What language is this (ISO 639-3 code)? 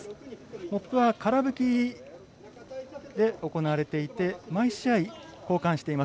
jpn